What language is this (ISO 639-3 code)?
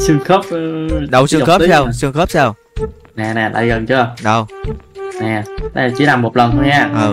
vie